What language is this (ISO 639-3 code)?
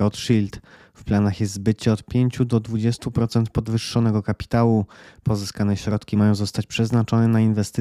pol